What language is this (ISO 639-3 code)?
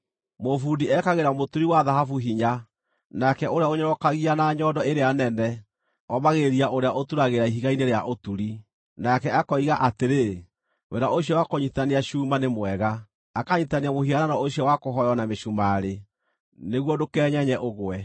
kik